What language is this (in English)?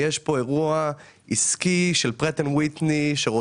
Hebrew